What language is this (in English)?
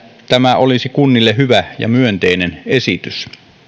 Finnish